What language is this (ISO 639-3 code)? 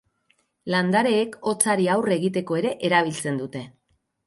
eus